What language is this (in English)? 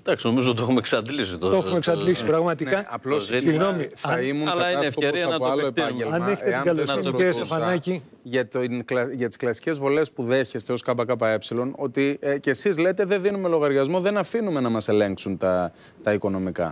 Greek